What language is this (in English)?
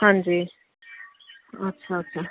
Punjabi